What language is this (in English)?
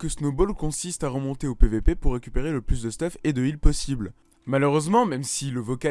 French